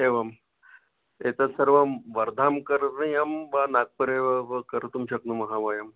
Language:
Sanskrit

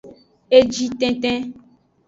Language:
Aja (Benin)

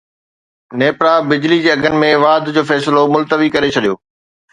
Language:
Sindhi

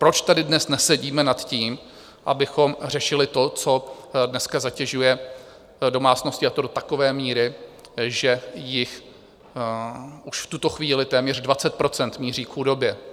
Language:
Czech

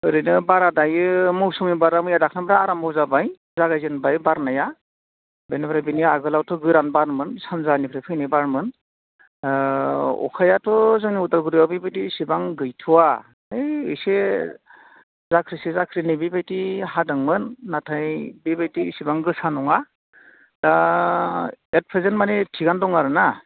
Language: Bodo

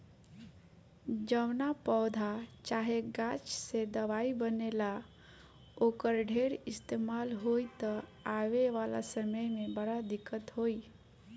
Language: Bhojpuri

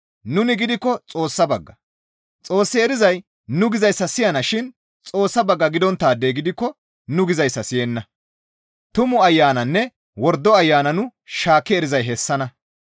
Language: Gamo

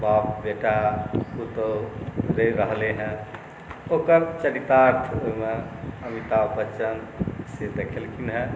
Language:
Maithili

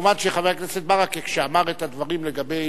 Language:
Hebrew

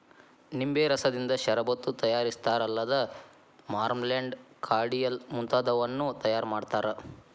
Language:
Kannada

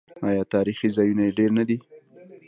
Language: Pashto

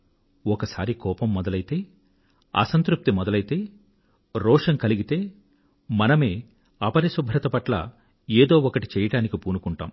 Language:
Telugu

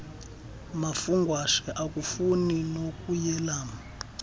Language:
Xhosa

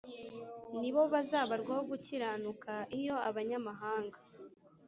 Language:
Kinyarwanda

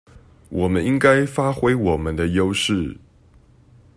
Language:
Chinese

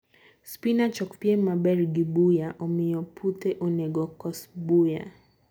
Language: Luo (Kenya and Tanzania)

